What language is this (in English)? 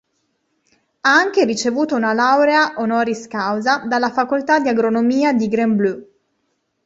Italian